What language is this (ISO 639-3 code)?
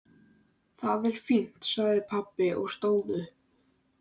isl